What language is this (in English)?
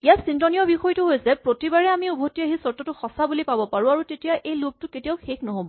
Assamese